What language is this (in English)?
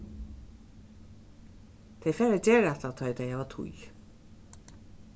Faroese